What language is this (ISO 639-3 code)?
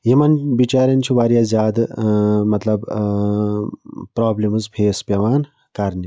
kas